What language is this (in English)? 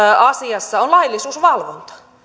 Finnish